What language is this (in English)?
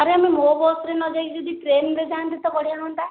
Odia